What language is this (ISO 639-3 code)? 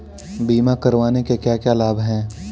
hin